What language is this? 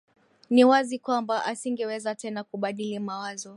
Swahili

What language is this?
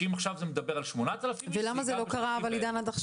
Hebrew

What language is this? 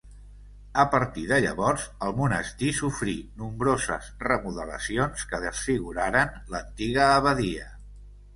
Catalan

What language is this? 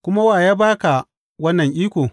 Hausa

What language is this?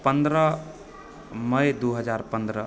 Maithili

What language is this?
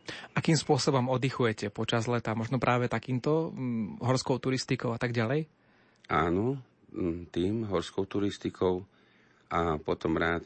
Slovak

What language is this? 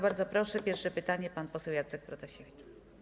Polish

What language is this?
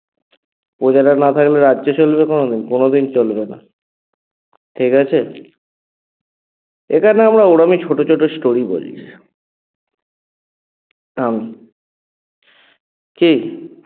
Bangla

